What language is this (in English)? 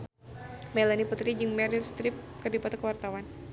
Sundanese